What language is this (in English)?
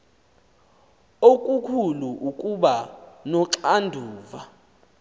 Xhosa